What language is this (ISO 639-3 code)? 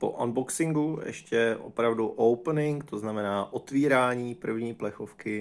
ces